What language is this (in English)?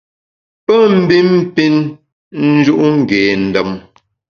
Bamun